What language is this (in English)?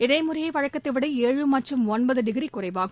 Tamil